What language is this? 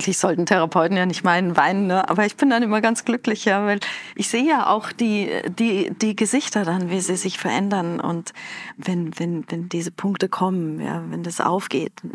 German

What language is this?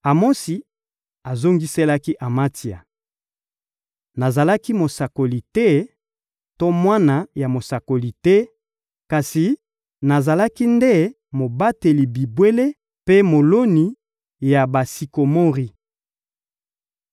Lingala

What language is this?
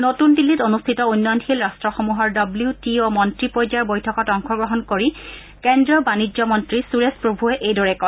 Assamese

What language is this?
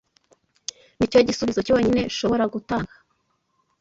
Kinyarwanda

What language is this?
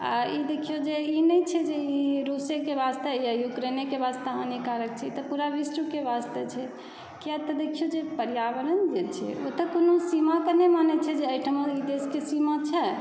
Maithili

